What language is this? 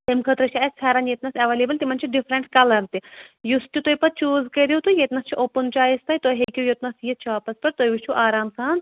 Kashmiri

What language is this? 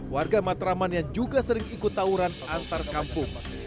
Indonesian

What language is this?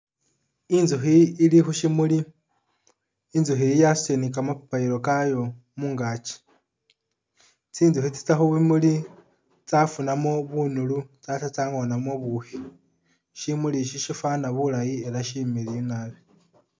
Masaaba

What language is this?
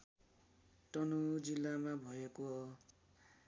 Nepali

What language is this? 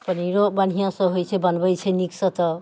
Maithili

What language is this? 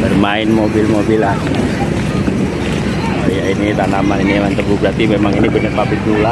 Indonesian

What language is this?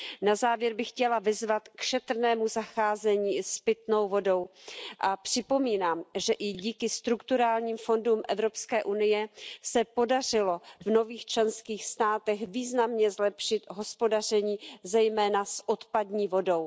Czech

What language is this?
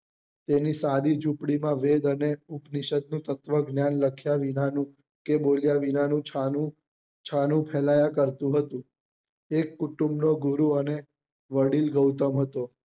Gujarati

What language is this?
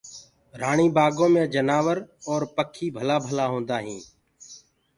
Gurgula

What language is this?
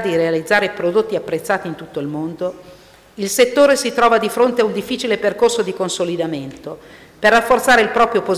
Italian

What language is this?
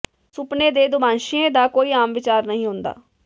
Punjabi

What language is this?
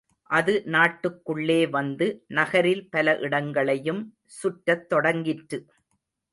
Tamil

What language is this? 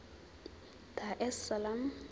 Zulu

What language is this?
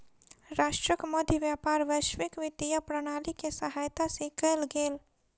Maithili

